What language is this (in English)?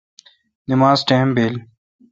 Kalkoti